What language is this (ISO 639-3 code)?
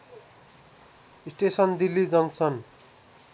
nep